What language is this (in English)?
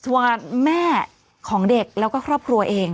Thai